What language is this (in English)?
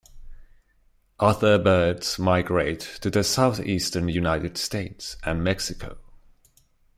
English